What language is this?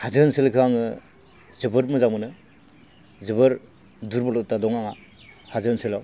Bodo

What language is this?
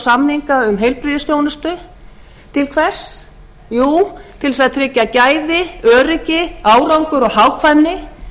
Icelandic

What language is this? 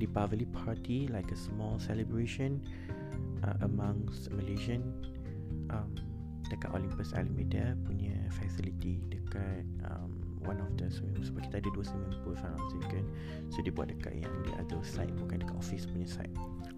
Malay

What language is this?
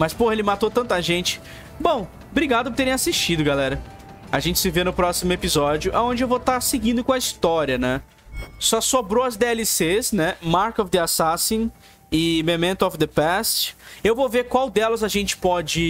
Portuguese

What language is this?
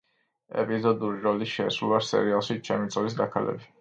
Georgian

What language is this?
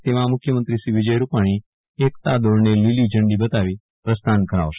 Gujarati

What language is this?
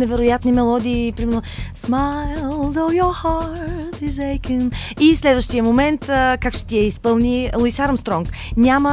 Bulgarian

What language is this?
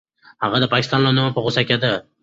Pashto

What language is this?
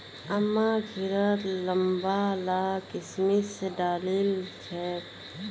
Magahi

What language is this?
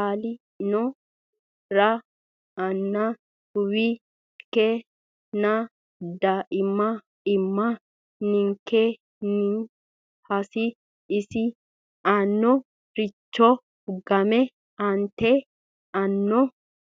Sidamo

